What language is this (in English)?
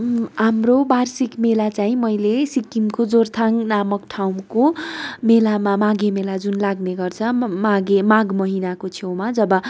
Nepali